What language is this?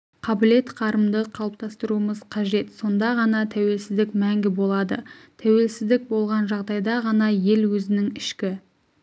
Kazakh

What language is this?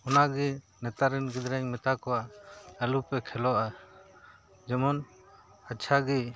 Santali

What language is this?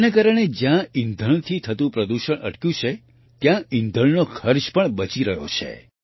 Gujarati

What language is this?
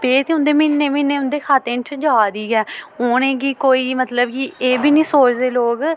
Dogri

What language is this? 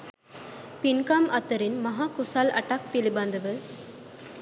Sinhala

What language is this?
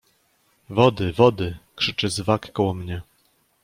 Polish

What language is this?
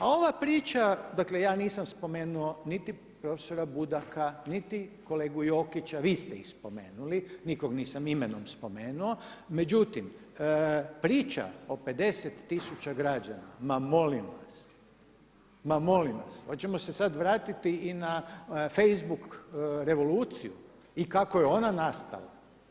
Croatian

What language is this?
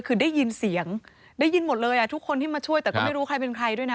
Thai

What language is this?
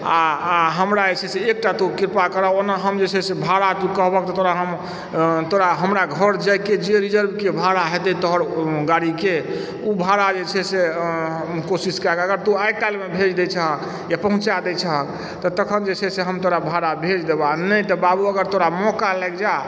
Maithili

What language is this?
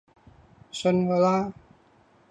Cantonese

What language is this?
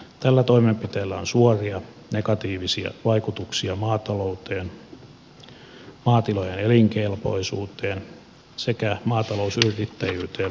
Finnish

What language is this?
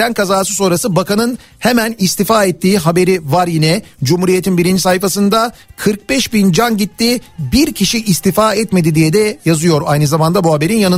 Turkish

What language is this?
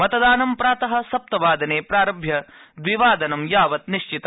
Sanskrit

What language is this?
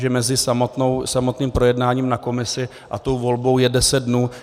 Czech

